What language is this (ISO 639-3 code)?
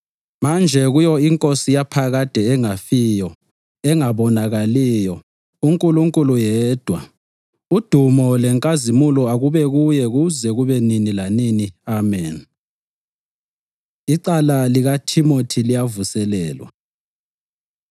nde